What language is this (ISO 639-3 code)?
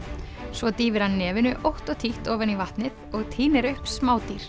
isl